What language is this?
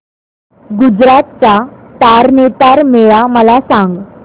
Marathi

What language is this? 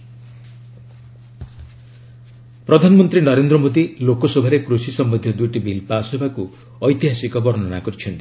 Odia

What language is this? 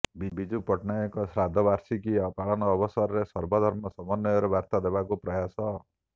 Odia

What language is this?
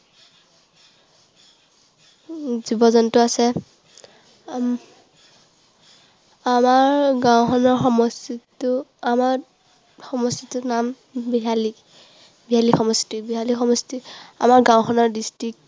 Assamese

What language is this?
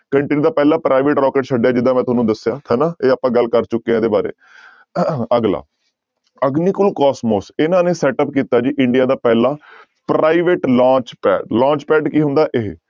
Punjabi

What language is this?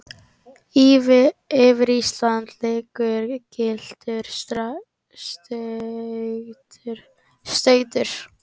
Icelandic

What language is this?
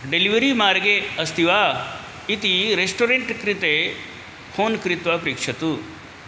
Sanskrit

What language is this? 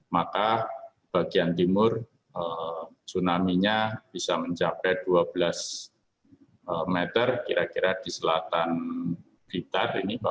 Indonesian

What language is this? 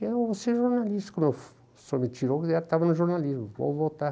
Portuguese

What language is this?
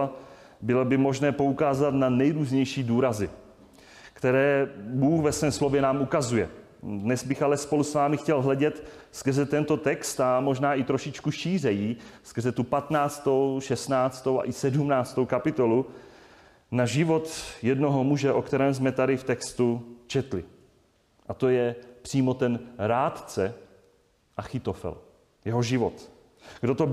Czech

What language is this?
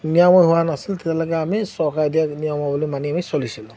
Assamese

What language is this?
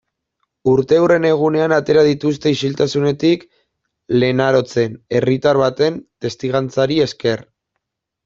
Basque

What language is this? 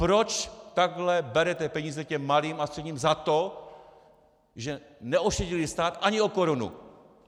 Czech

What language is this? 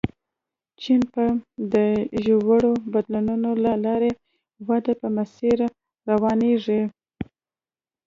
Pashto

